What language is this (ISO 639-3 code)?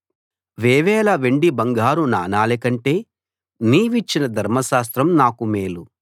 tel